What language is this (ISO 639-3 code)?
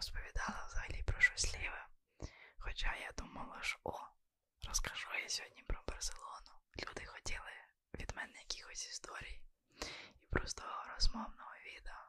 ukr